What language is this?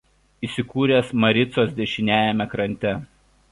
Lithuanian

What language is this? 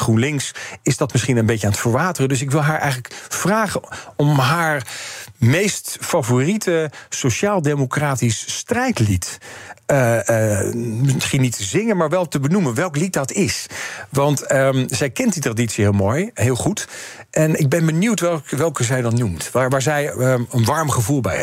Dutch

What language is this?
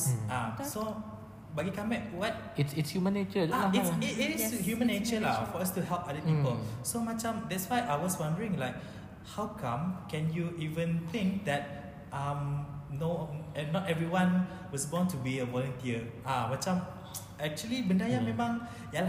Malay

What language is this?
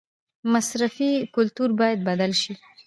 Pashto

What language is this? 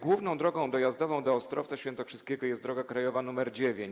Polish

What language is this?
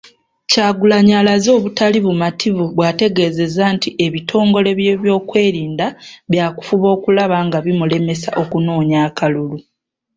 Ganda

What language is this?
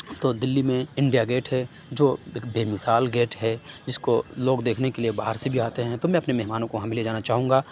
Urdu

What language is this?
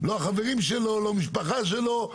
Hebrew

